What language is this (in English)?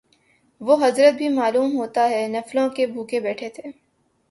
Urdu